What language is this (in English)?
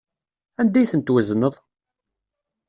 Kabyle